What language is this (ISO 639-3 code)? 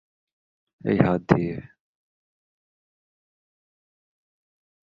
ben